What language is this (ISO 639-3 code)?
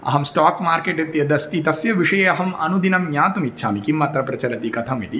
san